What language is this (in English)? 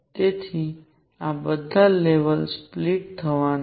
Gujarati